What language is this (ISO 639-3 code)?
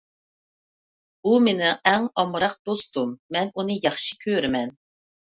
uig